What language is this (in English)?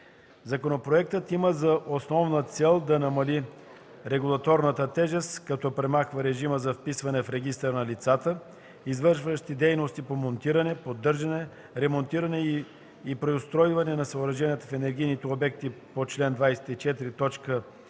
Bulgarian